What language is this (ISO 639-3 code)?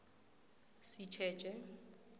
nbl